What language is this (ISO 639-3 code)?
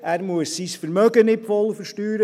gsw